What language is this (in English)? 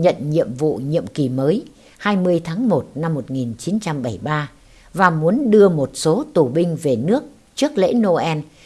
Vietnamese